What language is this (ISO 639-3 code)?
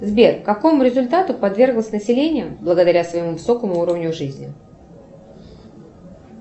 rus